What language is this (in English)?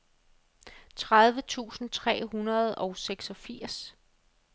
Danish